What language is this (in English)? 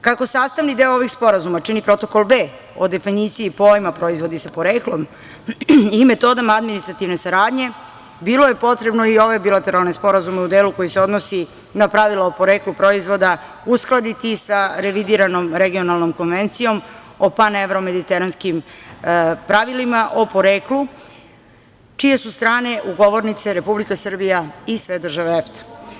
Serbian